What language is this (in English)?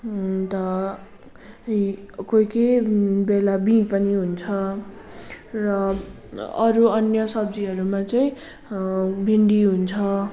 Nepali